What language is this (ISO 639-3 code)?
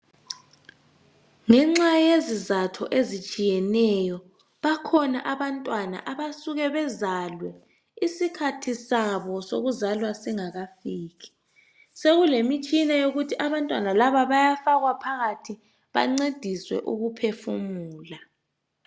nde